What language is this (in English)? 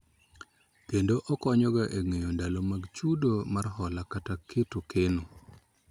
Luo (Kenya and Tanzania)